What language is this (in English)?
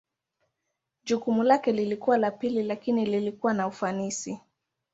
Swahili